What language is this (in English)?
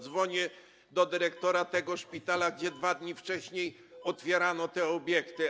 Polish